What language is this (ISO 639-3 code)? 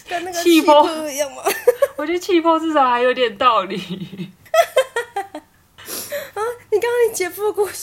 zho